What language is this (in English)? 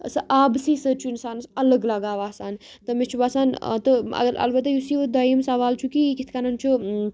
Kashmiri